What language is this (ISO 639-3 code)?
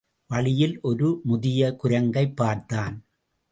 tam